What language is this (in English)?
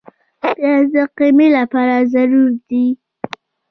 Pashto